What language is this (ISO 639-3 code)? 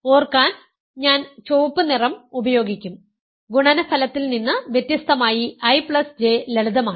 mal